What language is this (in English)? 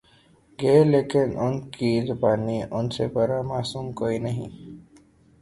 Urdu